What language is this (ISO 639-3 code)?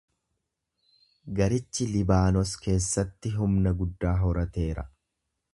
orm